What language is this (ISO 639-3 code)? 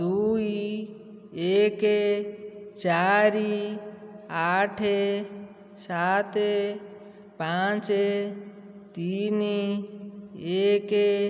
ori